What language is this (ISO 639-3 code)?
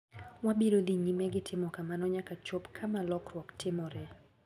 luo